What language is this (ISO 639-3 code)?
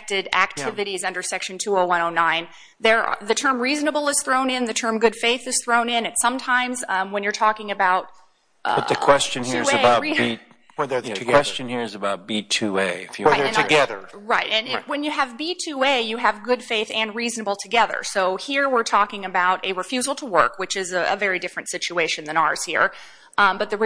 eng